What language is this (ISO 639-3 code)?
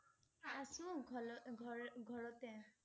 asm